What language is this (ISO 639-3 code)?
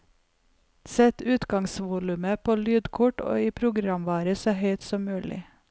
nor